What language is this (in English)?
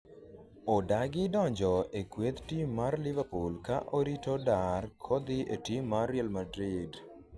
Luo (Kenya and Tanzania)